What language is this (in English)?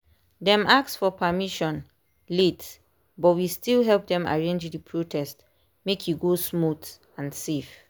Nigerian Pidgin